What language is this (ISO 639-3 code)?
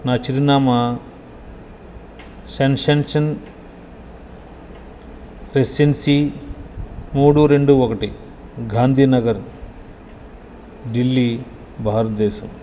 tel